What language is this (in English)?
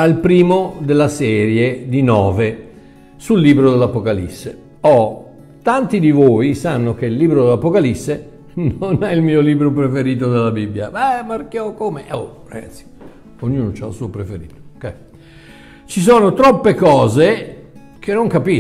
Italian